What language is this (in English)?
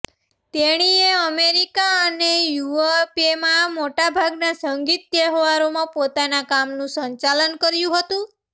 Gujarati